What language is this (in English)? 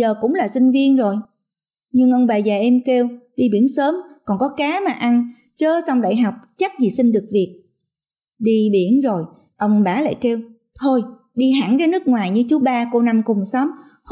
Vietnamese